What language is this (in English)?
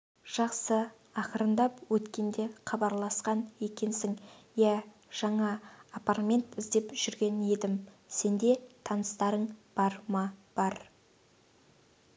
Kazakh